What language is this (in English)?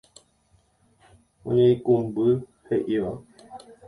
Guarani